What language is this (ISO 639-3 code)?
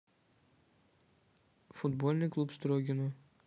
rus